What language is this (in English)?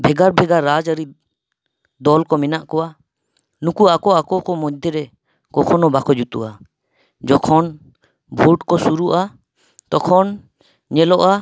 Santali